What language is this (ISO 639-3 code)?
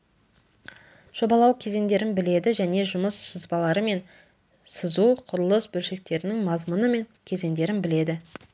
kaz